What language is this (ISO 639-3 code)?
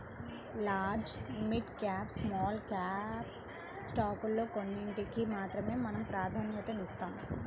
tel